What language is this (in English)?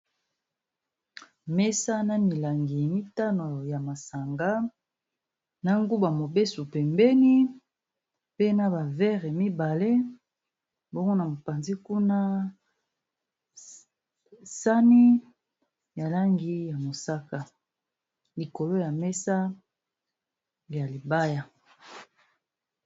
Lingala